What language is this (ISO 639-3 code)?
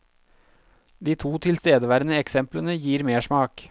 nor